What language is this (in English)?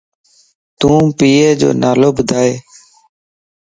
Lasi